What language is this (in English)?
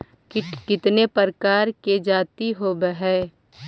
Magahi